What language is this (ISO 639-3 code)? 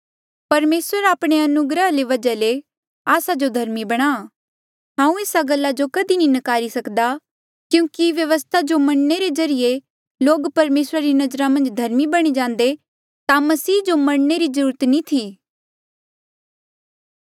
mjl